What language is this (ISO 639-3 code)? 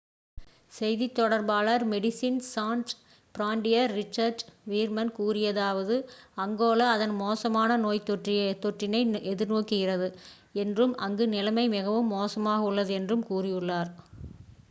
tam